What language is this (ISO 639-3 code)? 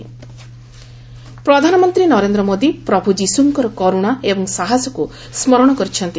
ori